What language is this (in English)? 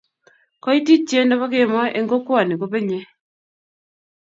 Kalenjin